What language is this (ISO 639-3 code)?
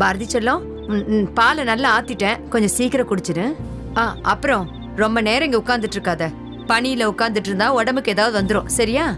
tha